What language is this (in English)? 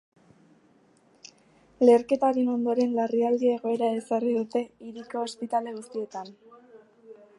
Basque